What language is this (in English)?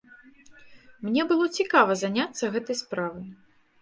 Belarusian